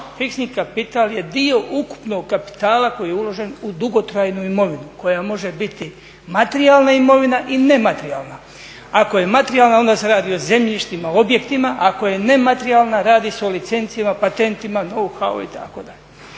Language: Croatian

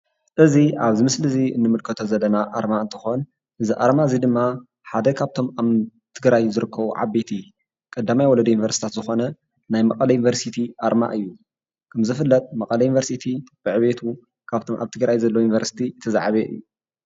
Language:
Tigrinya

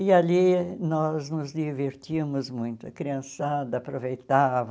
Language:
Portuguese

